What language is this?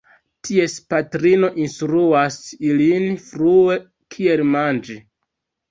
Esperanto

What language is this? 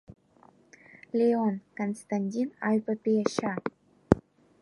Abkhazian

